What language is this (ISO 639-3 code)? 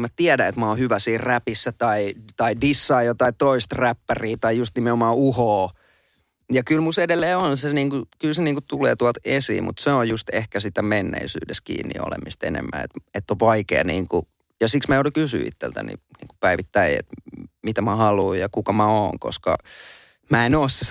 fin